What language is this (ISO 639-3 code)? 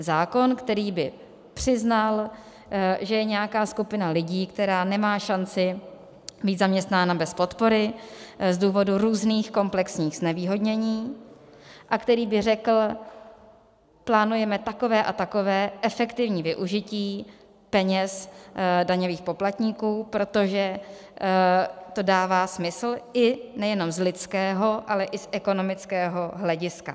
ces